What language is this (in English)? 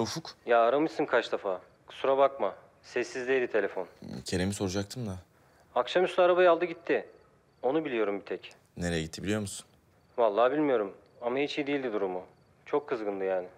Turkish